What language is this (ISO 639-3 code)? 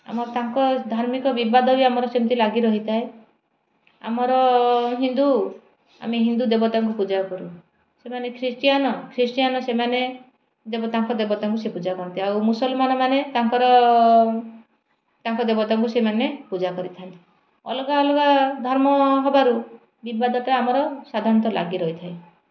ori